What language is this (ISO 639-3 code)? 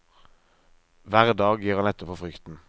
nor